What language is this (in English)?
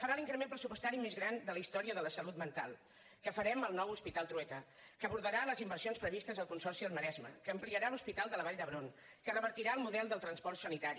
Catalan